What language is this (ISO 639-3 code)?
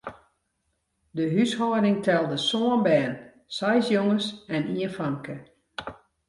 fry